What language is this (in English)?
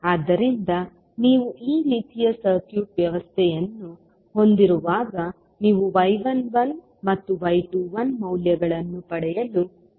Kannada